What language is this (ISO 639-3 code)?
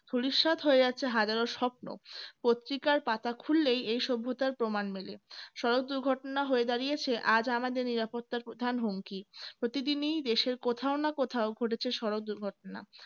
ben